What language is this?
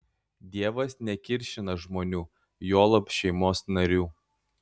Lithuanian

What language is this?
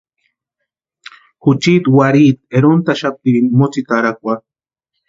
Western Highland Purepecha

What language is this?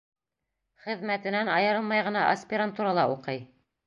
Bashkir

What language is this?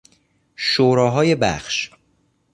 Persian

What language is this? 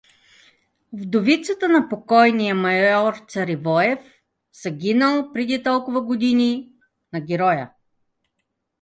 Bulgarian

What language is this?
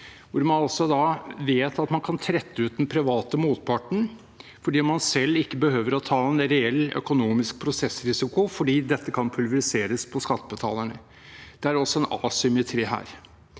Norwegian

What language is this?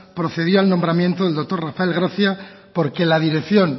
Spanish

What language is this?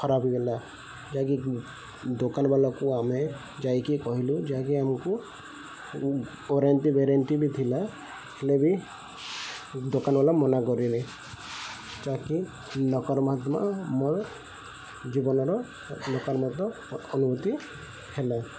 Odia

